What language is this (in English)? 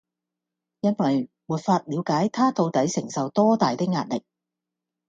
Cantonese